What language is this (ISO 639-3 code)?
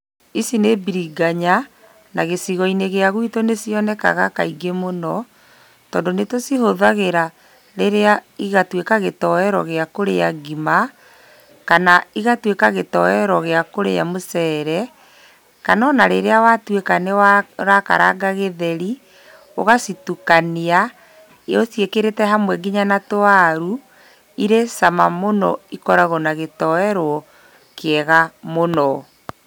kik